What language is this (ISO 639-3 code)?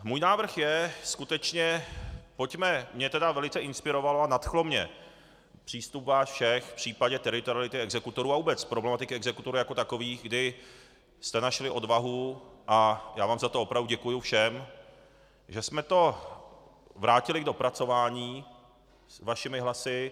ces